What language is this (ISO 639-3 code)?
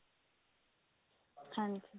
pan